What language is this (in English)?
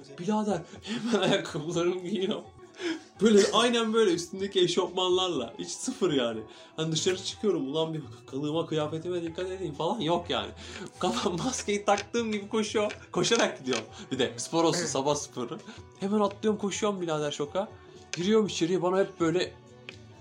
Turkish